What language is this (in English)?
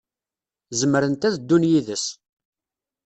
Kabyle